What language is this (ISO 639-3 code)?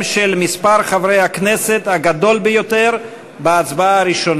heb